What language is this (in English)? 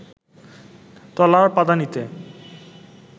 Bangla